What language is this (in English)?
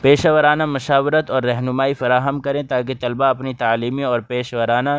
Urdu